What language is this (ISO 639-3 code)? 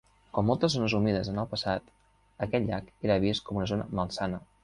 cat